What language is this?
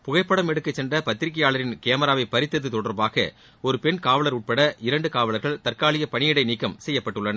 Tamil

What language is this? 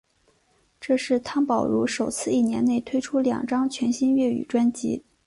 Chinese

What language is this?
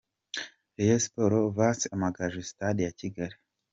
Kinyarwanda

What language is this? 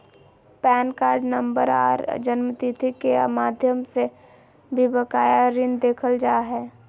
Magahi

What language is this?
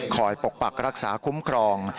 Thai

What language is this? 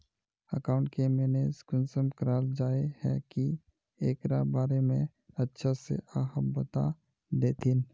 Magahi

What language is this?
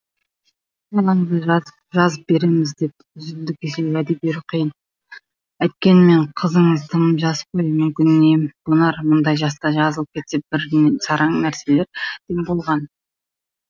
Kazakh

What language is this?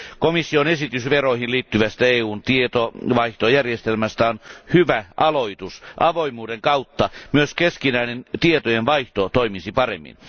Finnish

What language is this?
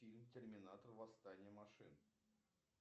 Russian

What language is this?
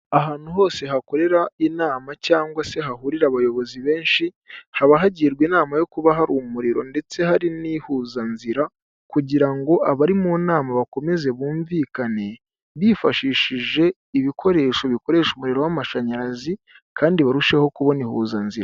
Kinyarwanda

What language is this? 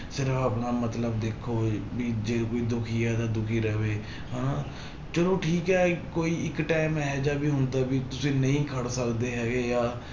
Punjabi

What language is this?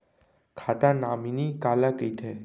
Chhattisgarhi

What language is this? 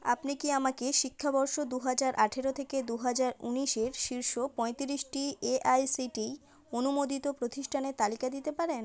Bangla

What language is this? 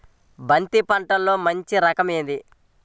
Telugu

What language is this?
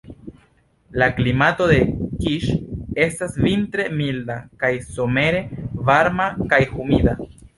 Esperanto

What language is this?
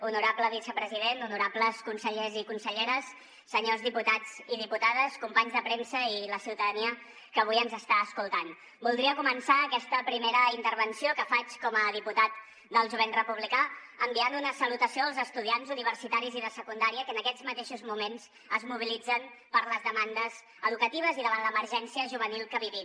Catalan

